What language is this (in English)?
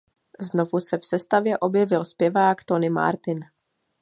Czech